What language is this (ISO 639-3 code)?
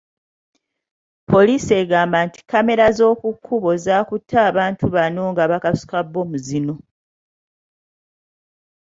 lug